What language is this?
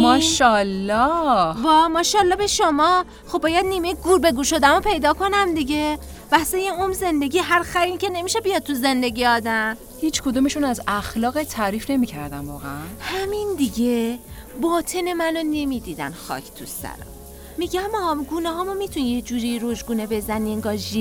Persian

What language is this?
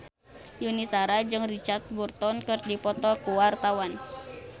Sundanese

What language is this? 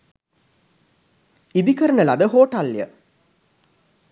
Sinhala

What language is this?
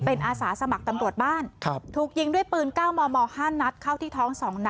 Thai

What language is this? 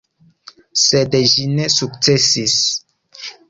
Esperanto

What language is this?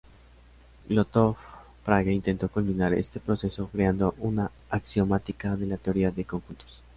Spanish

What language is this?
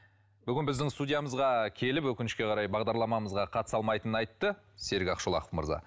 Kazakh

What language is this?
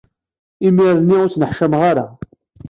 Kabyle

